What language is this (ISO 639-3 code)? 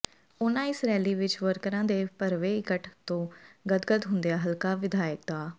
pan